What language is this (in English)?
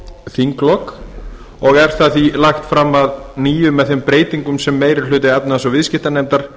Icelandic